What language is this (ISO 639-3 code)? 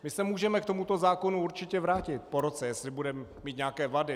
ces